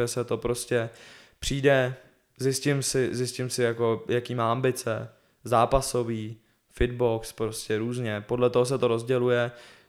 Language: Czech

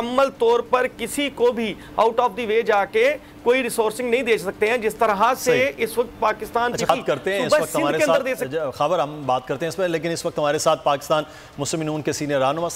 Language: Hindi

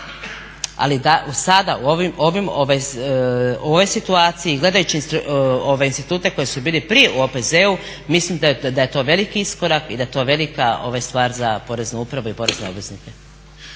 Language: Croatian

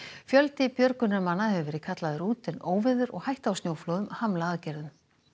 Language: Icelandic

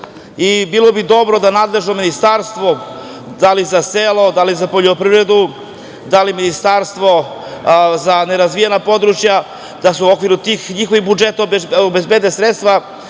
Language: Serbian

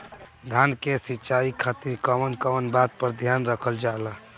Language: Bhojpuri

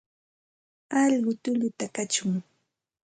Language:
Santa Ana de Tusi Pasco Quechua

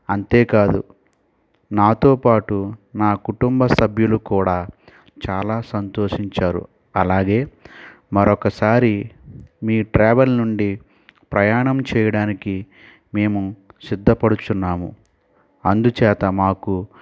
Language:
Telugu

